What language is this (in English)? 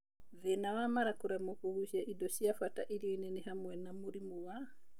Kikuyu